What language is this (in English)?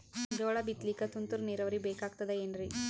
Kannada